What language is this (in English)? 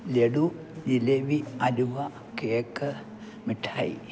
Malayalam